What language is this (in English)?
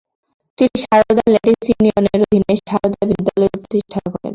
Bangla